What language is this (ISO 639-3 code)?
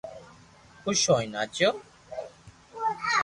lrk